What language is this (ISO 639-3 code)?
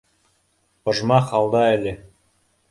bak